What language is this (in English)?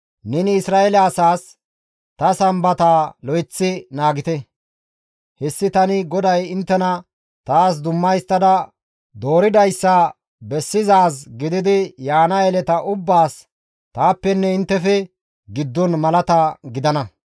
Gamo